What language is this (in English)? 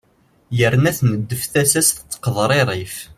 Kabyle